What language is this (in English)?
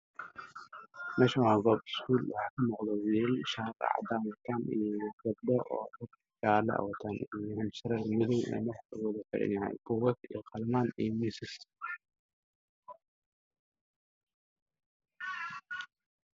Somali